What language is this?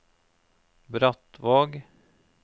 Norwegian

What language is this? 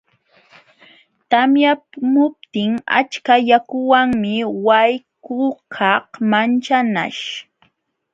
Jauja Wanca Quechua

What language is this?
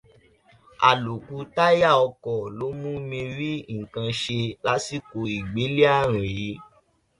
Yoruba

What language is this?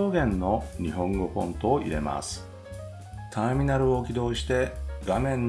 Japanese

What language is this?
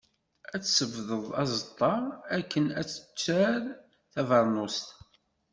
Kabyle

